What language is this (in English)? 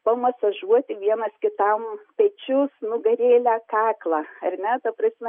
Lithuanian